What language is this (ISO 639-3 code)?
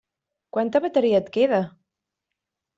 cat